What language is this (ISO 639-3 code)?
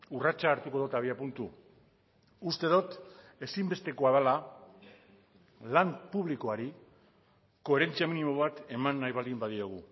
eus